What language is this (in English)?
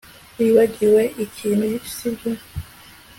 Kinyarwanda